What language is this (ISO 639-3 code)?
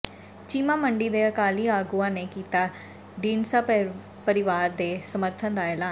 pan